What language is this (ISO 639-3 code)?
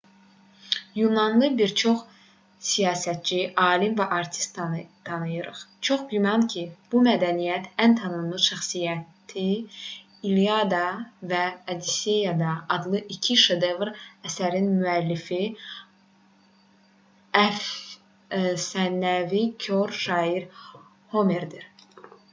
aze